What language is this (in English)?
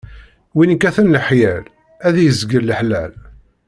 Kabyle